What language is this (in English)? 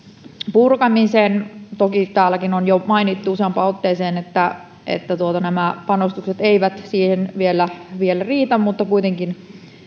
Finnish